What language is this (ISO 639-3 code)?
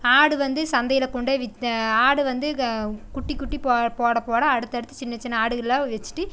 tam